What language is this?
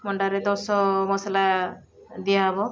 Odia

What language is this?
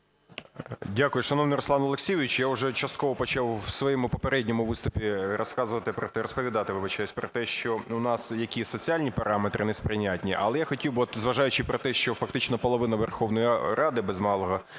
Ukrainian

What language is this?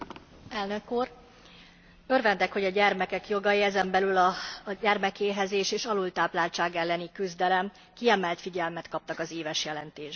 Hungarian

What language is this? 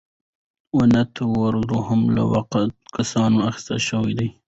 Pashto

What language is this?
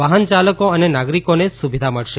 Gujarati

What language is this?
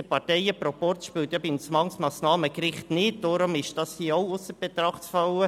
Swiss German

